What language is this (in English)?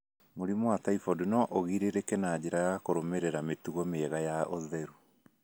Kikuyu